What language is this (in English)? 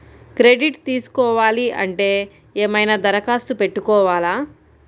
Telugu